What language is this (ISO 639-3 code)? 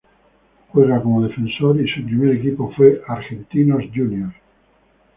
spa